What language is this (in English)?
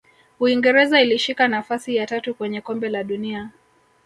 Swahili